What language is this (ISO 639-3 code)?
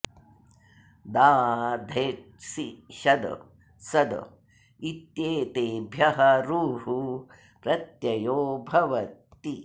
san